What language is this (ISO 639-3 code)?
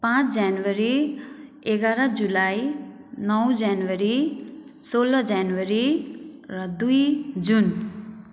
nep